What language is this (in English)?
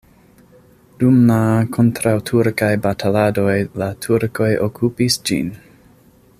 Esperanto